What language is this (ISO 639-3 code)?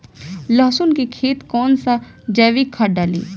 bho